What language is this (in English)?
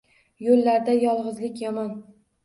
Uzbek